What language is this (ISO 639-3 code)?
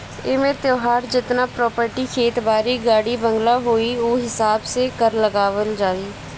bho